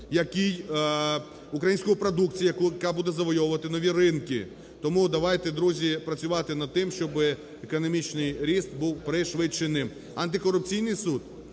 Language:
Ukrainian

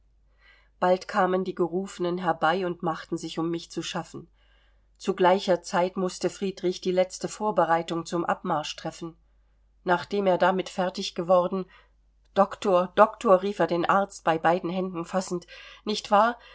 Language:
German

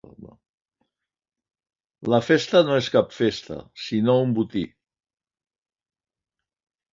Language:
Catalan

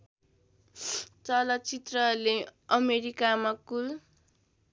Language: Nepali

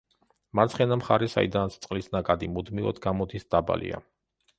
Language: Georgian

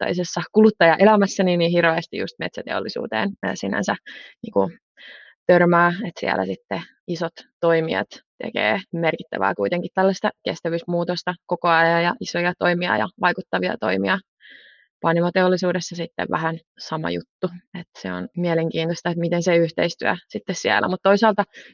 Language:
Finnish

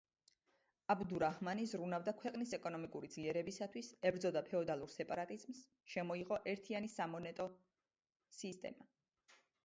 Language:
Georgian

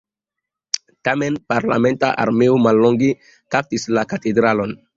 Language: Esperanto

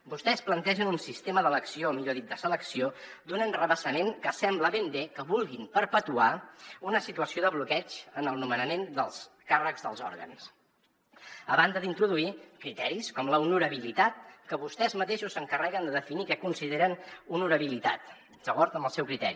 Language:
Catalan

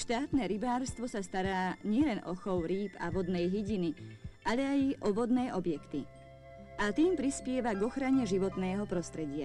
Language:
Czech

